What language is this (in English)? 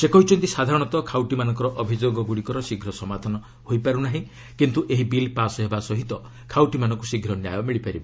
Odia